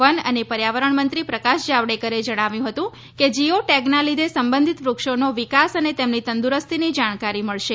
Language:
Gujarati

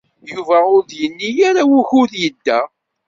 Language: Kabyle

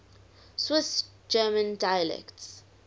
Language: English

